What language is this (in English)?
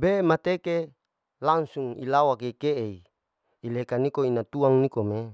Larike-Wakasihu